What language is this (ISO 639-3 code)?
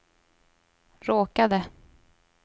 swe